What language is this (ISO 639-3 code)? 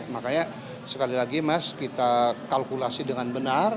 ind